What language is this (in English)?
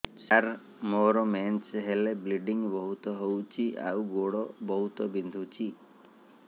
Odia